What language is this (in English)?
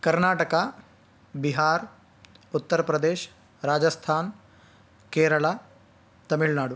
Sanskrit